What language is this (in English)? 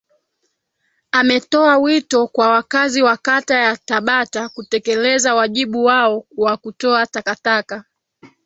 Swahili